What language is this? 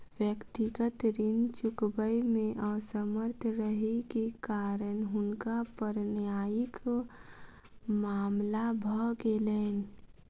Maithili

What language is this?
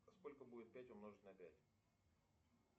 Russian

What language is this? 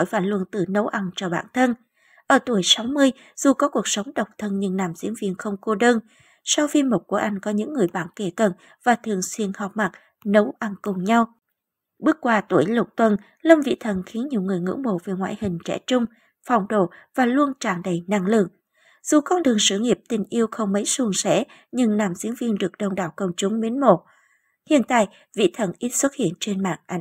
Vietnamese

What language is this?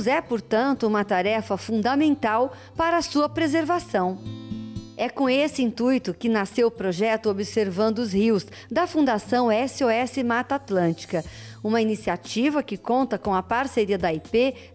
Portuguese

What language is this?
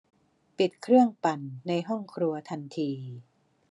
Thai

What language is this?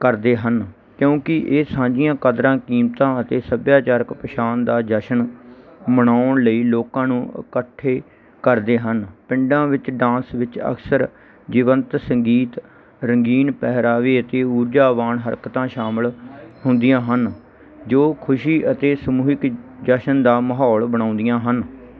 Punjabi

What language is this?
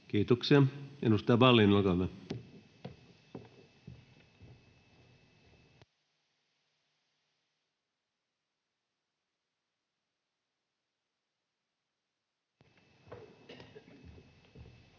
Finnish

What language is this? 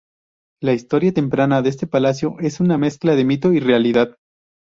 Spanish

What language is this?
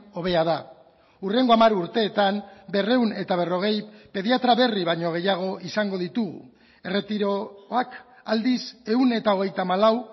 Basque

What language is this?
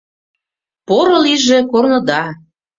Mari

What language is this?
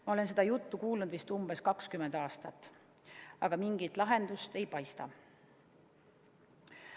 Estonian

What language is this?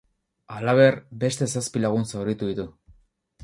Basque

